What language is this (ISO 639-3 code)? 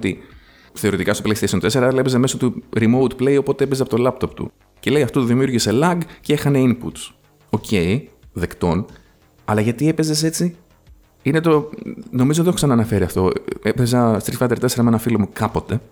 ell